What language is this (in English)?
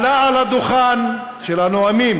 Hebrew